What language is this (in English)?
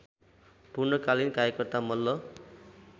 Nepali